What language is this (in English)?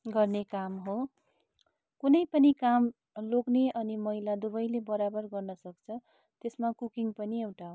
Nepali